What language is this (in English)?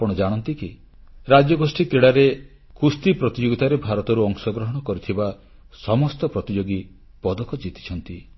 Odia